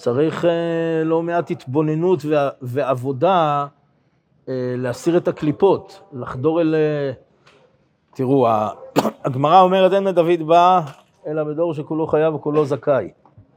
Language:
Hebrew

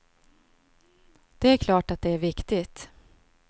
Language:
Swedish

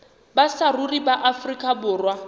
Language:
Southern Sotho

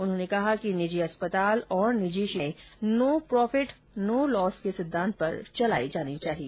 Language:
Hindi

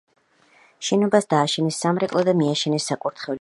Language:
Georgian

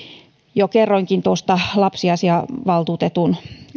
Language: Finnish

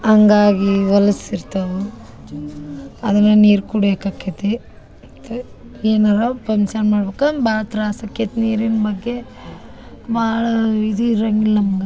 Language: Kannada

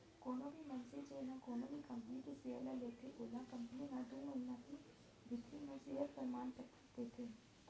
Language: Chhattisgarhi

